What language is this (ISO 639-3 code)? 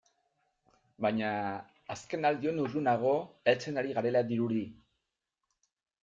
eus